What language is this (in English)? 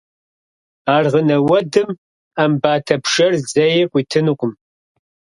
Kabardian